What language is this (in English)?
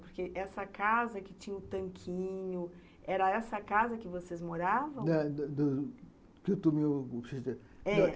Portuguese